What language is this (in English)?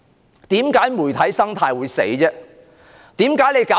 Cantonese